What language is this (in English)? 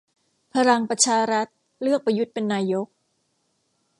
Thai